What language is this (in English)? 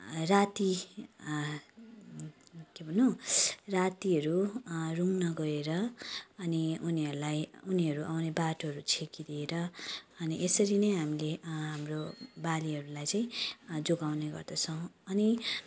Nepali